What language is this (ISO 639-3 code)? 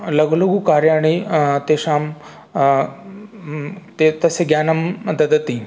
san